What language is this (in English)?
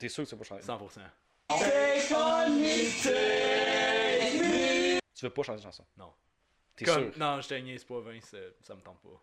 French